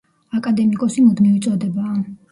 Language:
Georgian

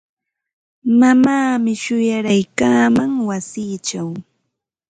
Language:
Ambo-Pasco Quechua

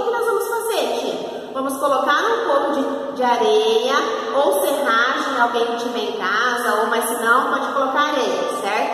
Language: Portuguese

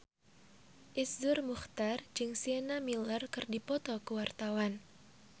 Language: Sundanese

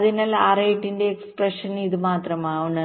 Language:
Malayalam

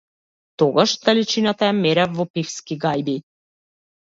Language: Macedonian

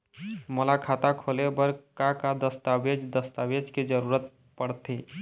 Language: Chhattisgarhi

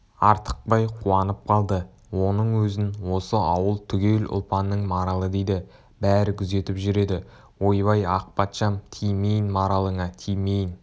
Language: Kazakh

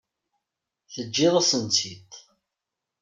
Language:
Kabyle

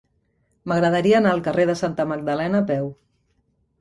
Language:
Catalan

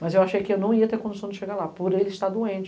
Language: Portuguese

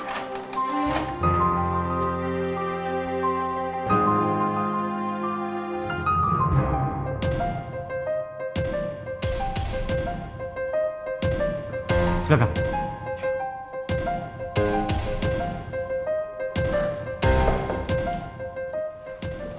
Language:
Indonesian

